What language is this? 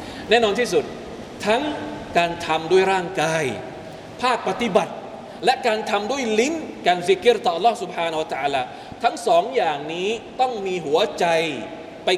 Thai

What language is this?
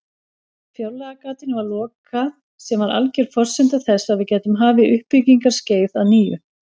Icelandic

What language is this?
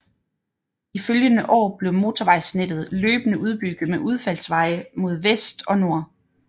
Danish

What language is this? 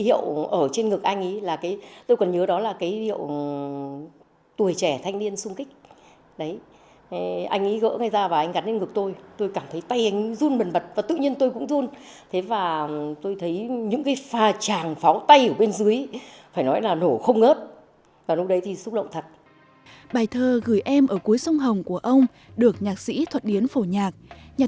Vietnamese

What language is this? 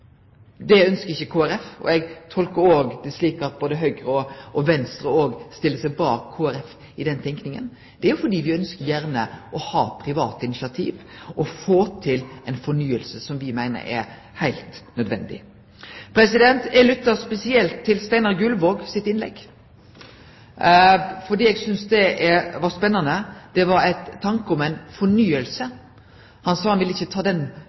Norwegian Nynorsk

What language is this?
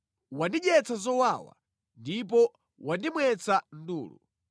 Nyanja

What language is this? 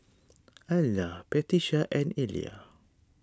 English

